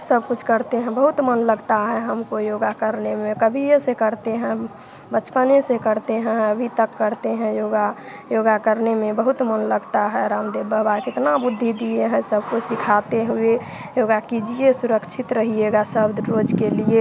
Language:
Hindi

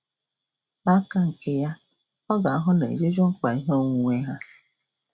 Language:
Igbo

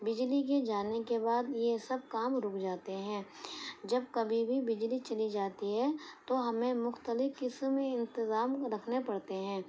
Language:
Urdu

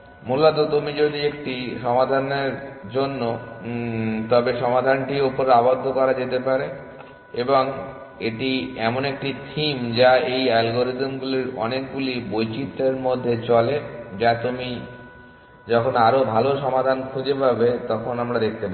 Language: Bangla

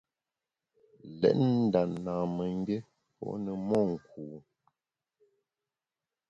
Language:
Bamun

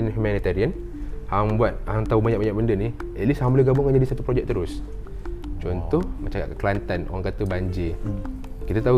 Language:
Malay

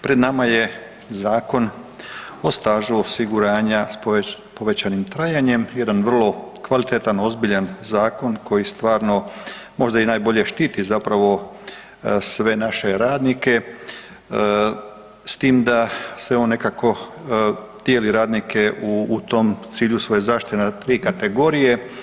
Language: Croatian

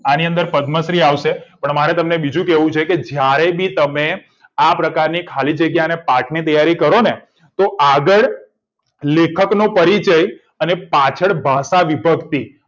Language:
Gujarati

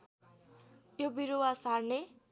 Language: Nepali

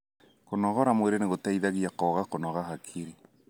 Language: Kikuyu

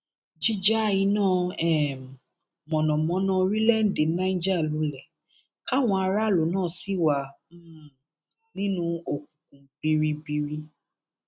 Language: Yoruba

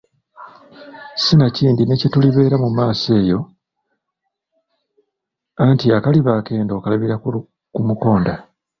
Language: Ganda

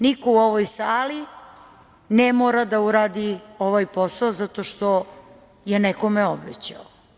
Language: Serbian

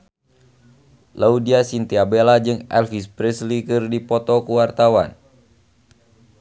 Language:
Sundanese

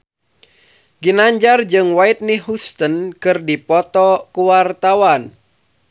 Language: Sundanese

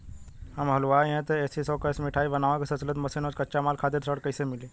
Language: Bhojpuri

